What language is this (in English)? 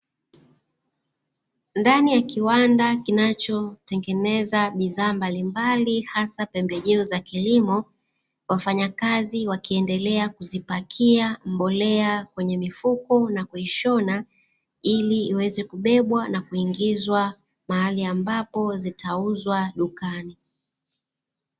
Swahili